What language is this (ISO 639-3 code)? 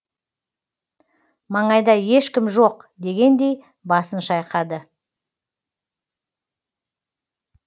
kaz